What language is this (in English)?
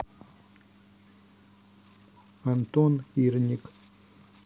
Russian